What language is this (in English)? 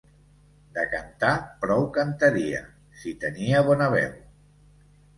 Catalan